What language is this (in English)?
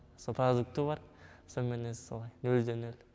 Kazakh